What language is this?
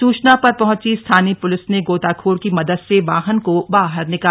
Hindi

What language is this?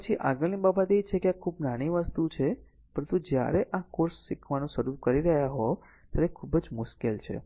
Gujarati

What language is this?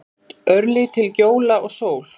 Icelandic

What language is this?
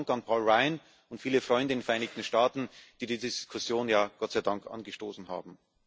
German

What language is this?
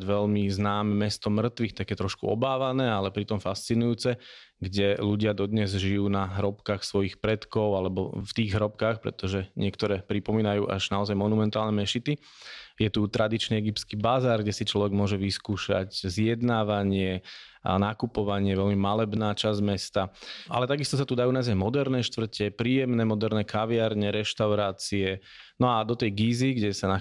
Slovak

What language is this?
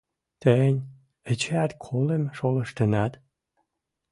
Western Mari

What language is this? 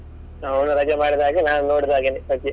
Kannada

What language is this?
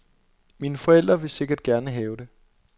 Danish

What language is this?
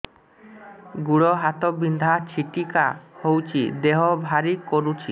Odia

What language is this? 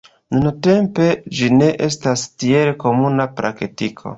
Esperanto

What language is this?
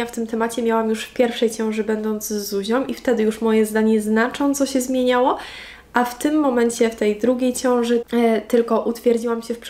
Polish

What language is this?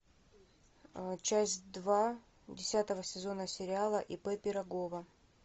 Russian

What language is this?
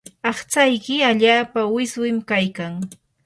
Yanahuanca Pasco Quechua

